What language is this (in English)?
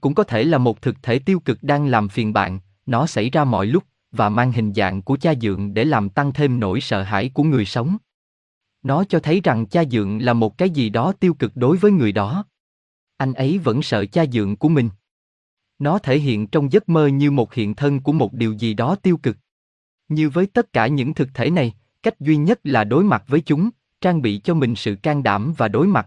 Vietnamese